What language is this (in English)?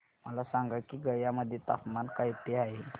Marathi